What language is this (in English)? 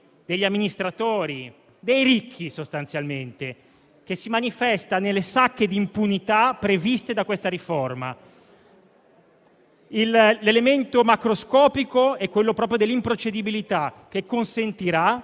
Italian